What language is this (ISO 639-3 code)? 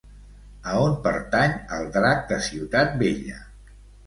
cat